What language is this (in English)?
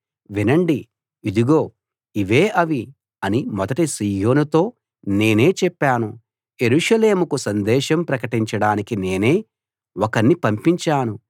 Telugu